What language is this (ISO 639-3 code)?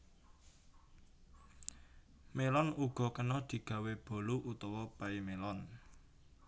jav